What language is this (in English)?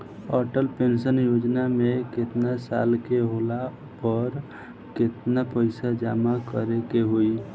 Bhojpuri